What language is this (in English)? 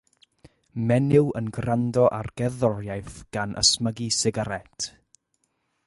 Welsh